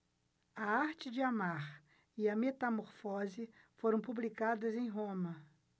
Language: Portuguese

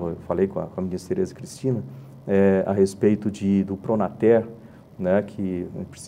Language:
Portuguese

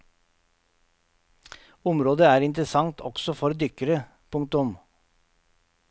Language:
Norwegian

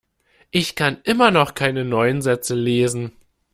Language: German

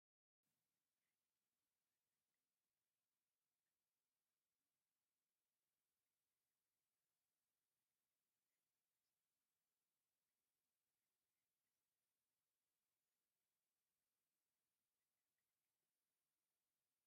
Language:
Tigrinya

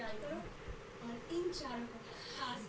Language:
Bhojpuri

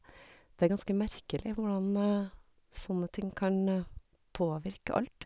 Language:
Norwegian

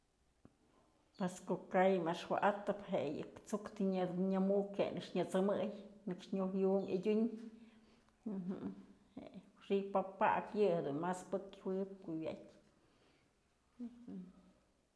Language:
Mazatlán Mixe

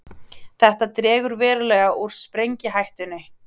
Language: Icelandic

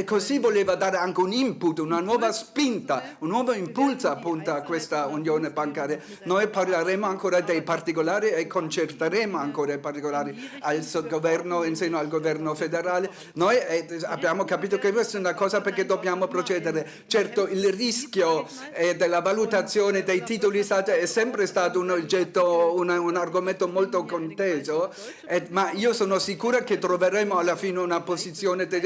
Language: Italian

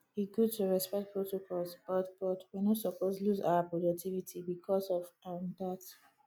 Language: Nigerian Pidgin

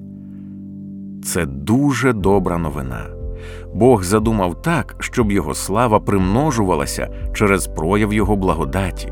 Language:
Ukrainian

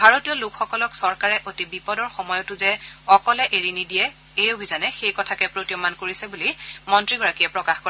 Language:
Assamese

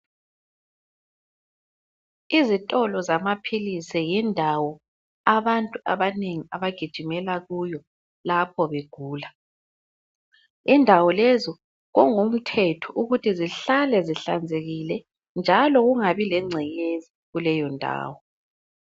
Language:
North Ndebele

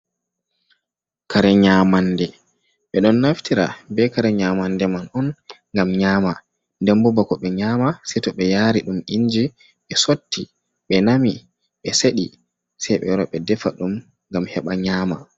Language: Fula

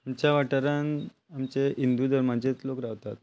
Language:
Konkani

